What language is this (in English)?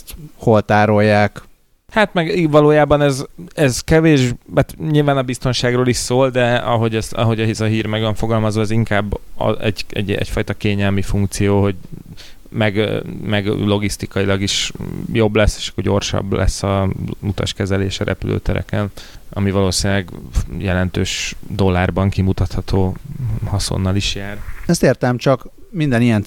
Hungarian